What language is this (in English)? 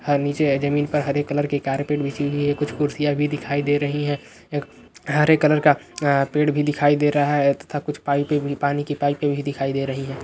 Magahi